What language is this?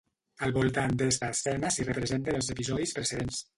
Catalan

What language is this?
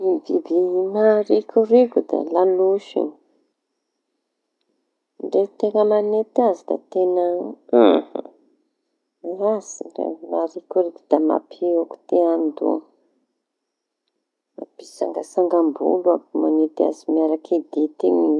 Tanosy Malagasy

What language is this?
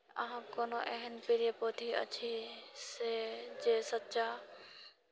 Maithili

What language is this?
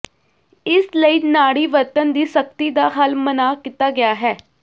Punjabi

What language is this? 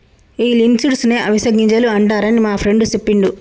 Telugu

